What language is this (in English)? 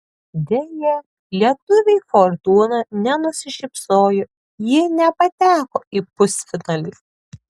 Lithuanian